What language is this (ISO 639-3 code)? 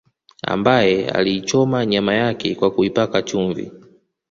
swa